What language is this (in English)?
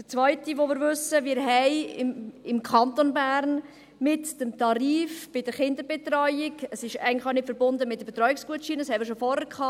Swiss German